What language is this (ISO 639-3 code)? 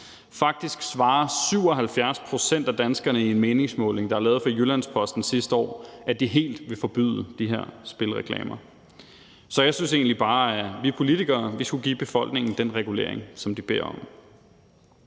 dan